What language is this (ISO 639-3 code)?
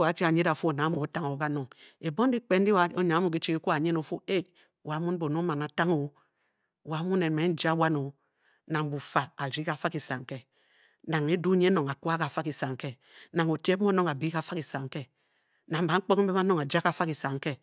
bky